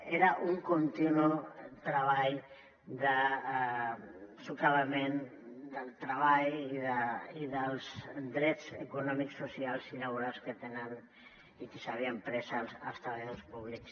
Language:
Catalan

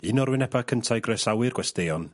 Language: Welsh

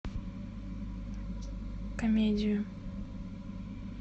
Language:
Russian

